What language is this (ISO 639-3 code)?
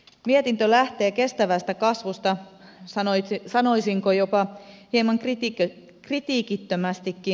fin